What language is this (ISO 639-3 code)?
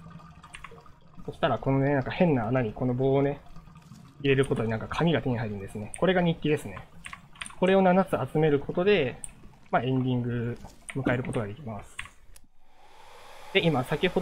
jpn